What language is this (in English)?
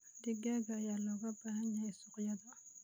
Somali